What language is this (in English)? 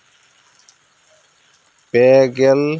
Santali